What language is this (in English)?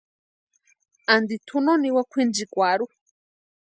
Western Highland Purepecha